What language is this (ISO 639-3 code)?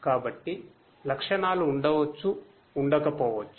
tel